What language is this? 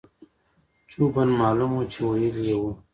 Pashto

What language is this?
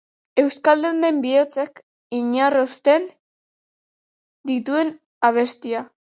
Basque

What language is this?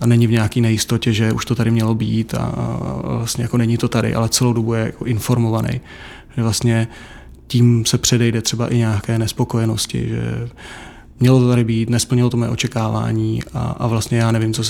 Czech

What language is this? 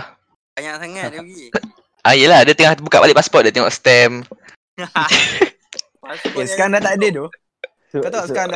Malay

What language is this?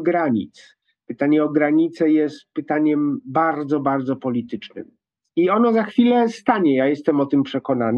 Polish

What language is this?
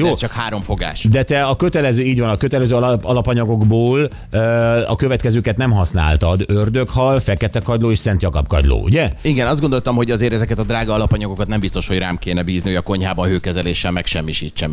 Hungarian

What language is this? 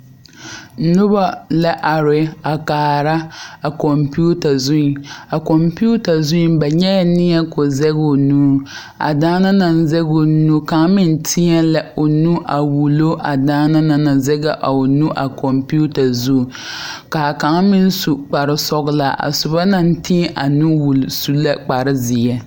Southern Dagaare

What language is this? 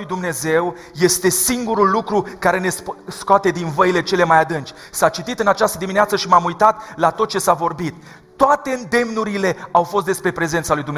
Romanian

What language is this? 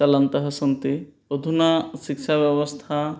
Sanskrit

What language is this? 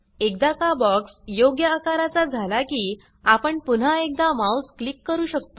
Marathi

